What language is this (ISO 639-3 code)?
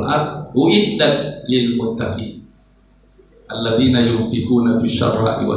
ind